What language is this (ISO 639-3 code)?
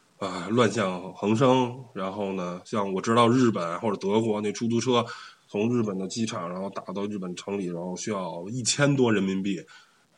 zho